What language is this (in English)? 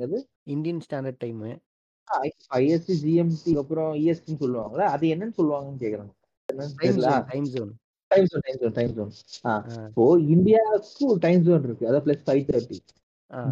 Tamil